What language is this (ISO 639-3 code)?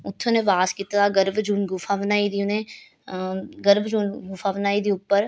doi